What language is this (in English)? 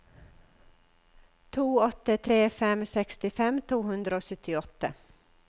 Norwegian